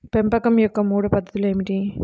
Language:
Telugu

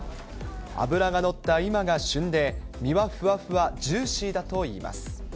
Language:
Japanese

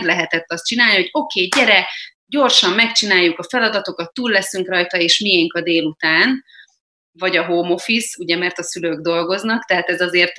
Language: Hungarian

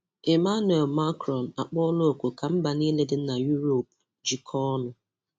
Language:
Igbo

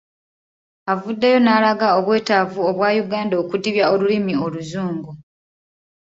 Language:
Ganda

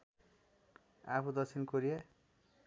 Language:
Nepali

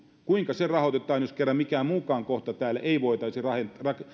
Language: Finnish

